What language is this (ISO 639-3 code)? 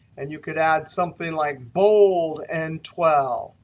eng